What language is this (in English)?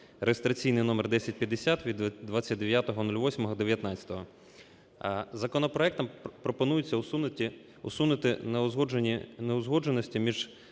Ukrainian